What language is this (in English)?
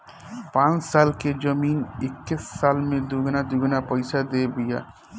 Bhojpuri